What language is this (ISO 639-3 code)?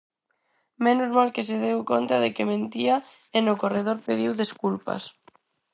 glg